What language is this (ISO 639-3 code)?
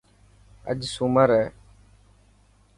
mki